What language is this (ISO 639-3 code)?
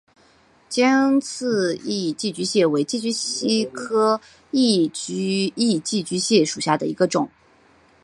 zho